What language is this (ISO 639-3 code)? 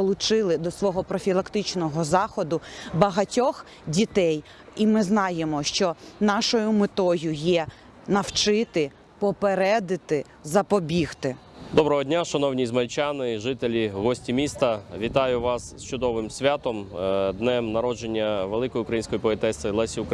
ukr